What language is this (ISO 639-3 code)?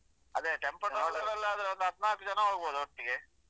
kan